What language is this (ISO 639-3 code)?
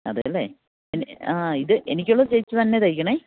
mal